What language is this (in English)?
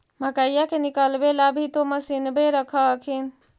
Magahi